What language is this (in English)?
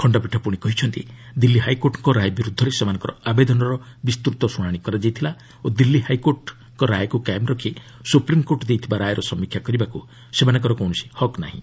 Odia